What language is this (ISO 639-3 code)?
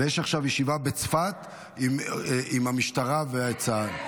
heb